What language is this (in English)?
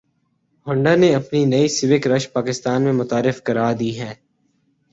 Urdu